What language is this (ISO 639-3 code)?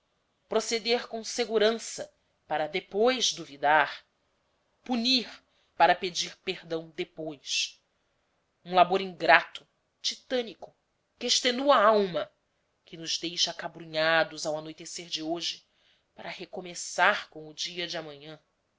por